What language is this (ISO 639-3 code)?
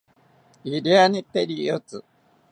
cpy